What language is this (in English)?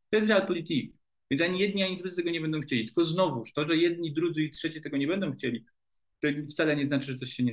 Polish